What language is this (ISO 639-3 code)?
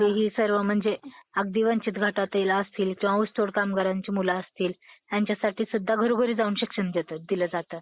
mar